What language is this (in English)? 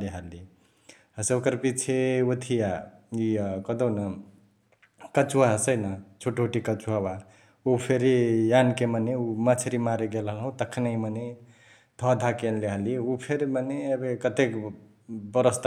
Chitwania Tharu